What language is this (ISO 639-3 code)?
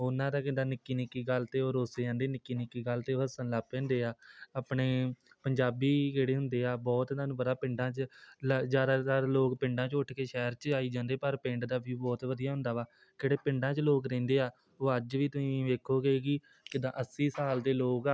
pan